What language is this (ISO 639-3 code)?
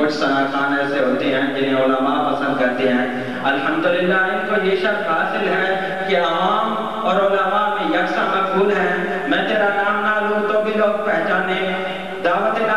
ara